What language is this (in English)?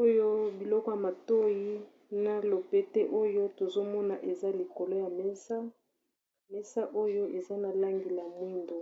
Lingala